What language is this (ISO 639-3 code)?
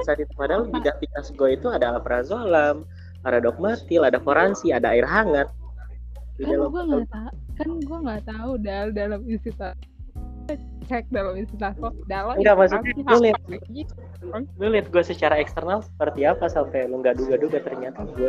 ind